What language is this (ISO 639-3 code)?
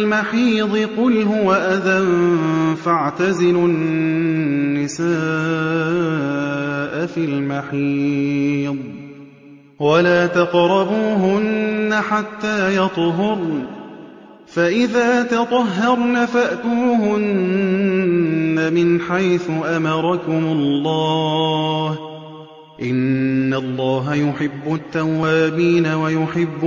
ara